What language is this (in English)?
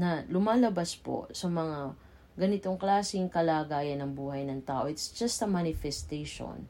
Filipino